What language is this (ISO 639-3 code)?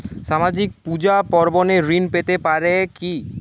ben